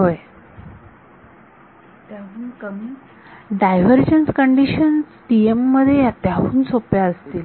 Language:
Marathi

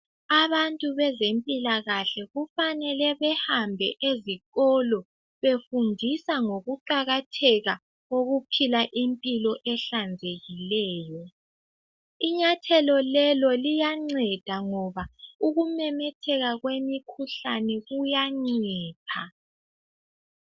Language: North Ndebele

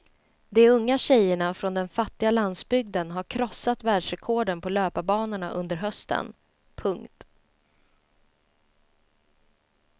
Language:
Swedish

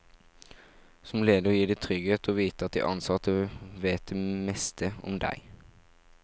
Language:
Norwegian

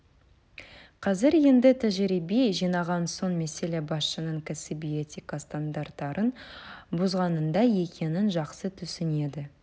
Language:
Kazakh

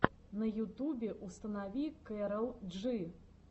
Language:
Russian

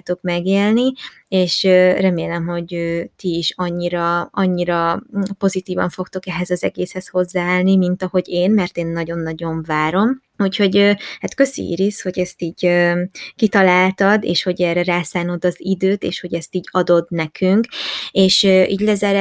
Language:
Hungarian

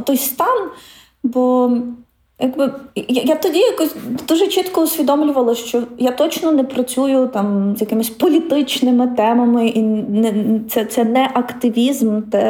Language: Ukrainian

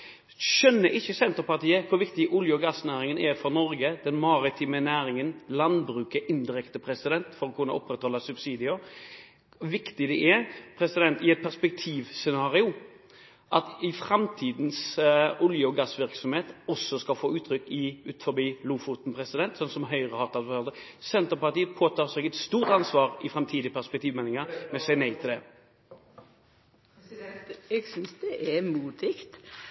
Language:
Norwegian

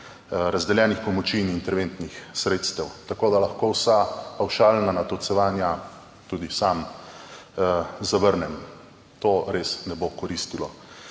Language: Slovenian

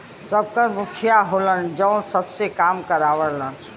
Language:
Bhojpuri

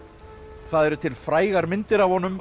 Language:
Icelandic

